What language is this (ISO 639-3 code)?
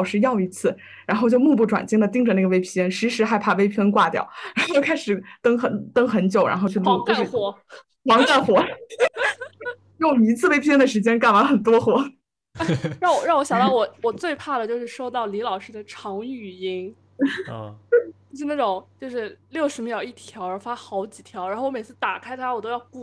zho